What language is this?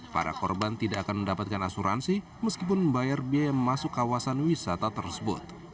Indonesian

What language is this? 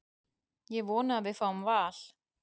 Icelandic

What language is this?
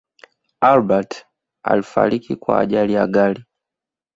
Swahili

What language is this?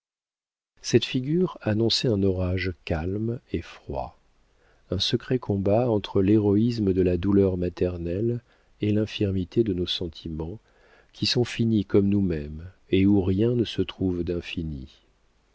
French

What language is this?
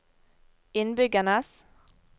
Norwegian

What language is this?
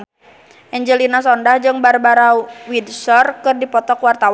Sundanese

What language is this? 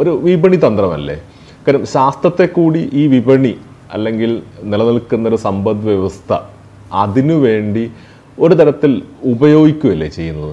Malayalam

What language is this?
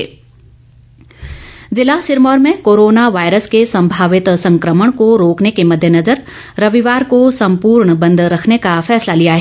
Hindi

